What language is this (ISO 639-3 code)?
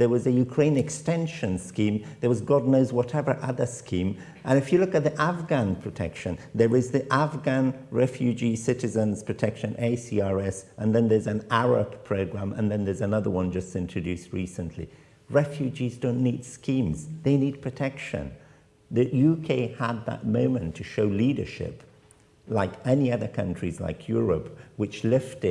eng